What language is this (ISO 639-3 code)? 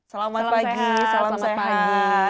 ind